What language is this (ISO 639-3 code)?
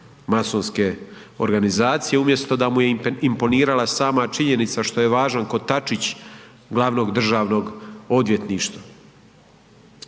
hrv